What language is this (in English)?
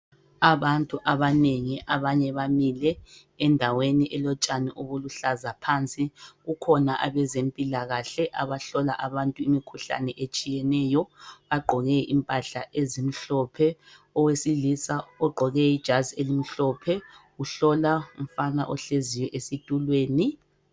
North Ndebele